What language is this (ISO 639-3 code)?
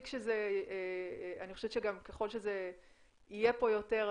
heb